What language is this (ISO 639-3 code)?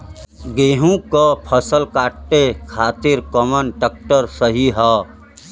bho